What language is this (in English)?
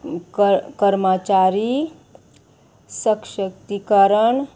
Konkani